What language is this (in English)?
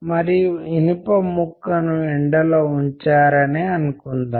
Telugu